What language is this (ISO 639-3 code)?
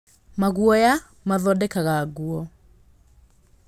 kik